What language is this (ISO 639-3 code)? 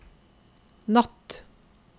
nor